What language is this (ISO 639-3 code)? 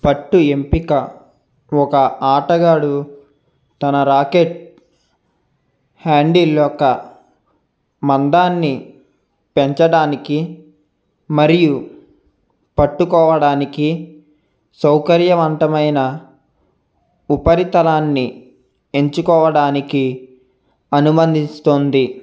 tel